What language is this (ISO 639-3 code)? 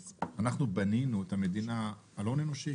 heb